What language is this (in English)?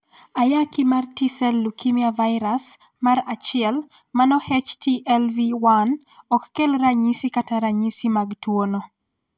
Luo (Kenya and Tanzania)